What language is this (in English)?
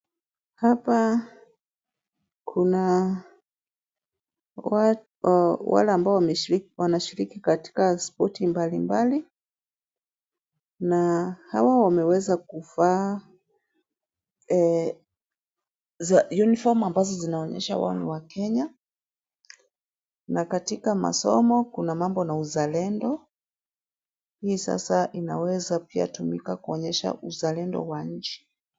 Swahili